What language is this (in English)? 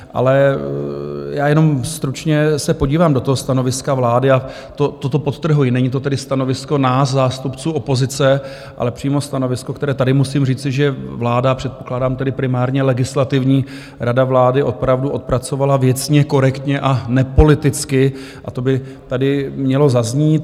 Czech